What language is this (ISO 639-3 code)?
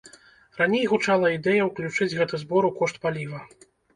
bel